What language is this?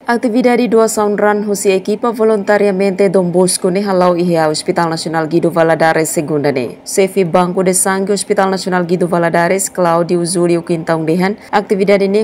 Indonesian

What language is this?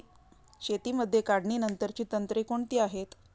Marathi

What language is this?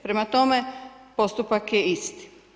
Croatian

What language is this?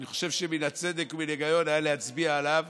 Hebrew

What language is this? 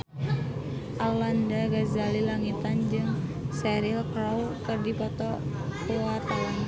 Sundanese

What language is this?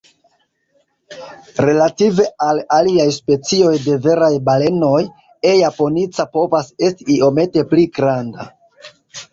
Esperanto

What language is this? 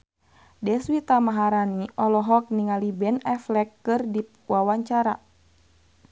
Sundanese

